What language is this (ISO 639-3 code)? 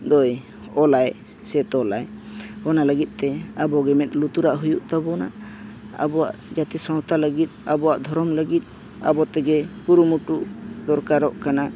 sat